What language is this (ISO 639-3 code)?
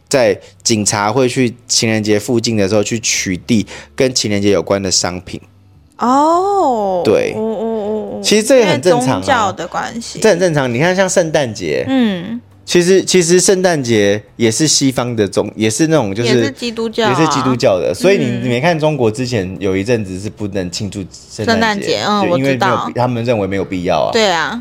zho